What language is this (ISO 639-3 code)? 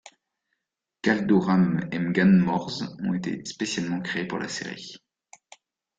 fra